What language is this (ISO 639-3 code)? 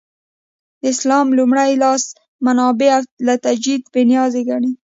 pus